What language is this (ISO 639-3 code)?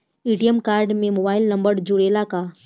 bho